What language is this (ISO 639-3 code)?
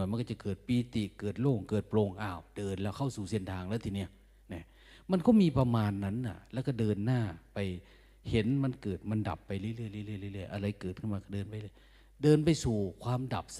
tha